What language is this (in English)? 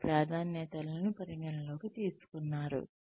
Telugu